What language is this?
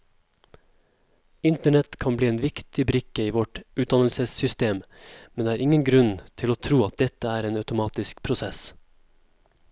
Norwegian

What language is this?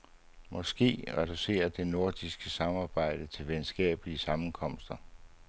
Danish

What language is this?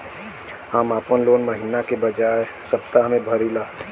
Bhojpuri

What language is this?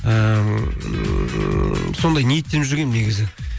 Kazakh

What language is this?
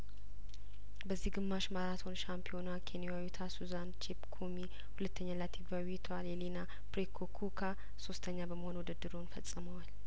Amharic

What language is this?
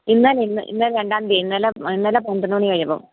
Malayalam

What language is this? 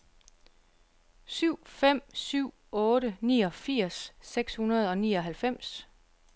Danish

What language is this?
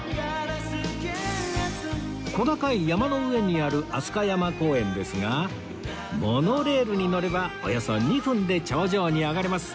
Japanese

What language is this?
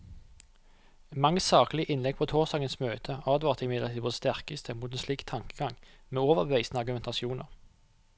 Norwegian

